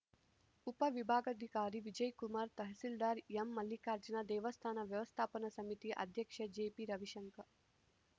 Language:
Kannada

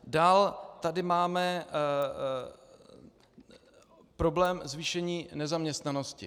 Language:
Czech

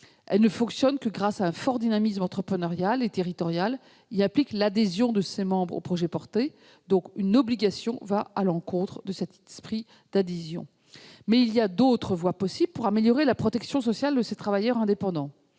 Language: French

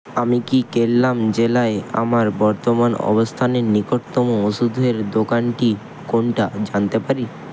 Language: Bangla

